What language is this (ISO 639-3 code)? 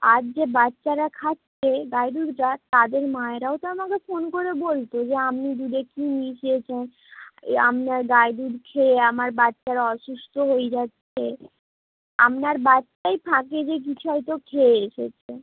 ben